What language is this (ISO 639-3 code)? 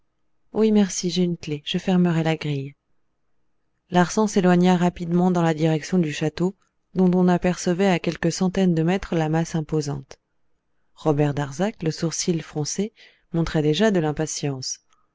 fra